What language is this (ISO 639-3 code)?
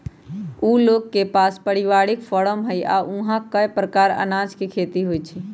mag